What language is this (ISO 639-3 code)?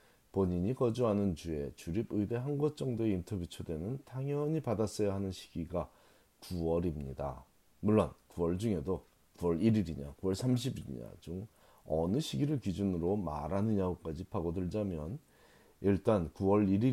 kor